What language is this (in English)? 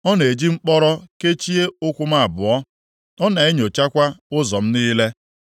Igbo